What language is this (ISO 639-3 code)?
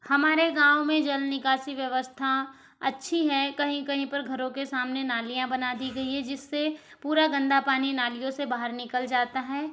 hin